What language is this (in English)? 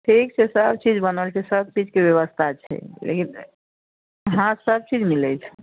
Maithili